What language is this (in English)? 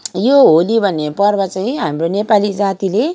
Nepali